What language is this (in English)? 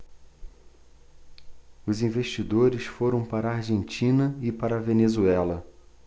Portuguese